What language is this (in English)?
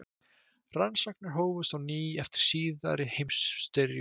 Icelandic